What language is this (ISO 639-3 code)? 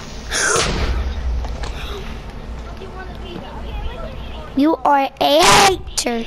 eng